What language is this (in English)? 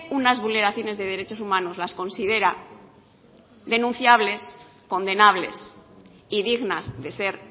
Spanish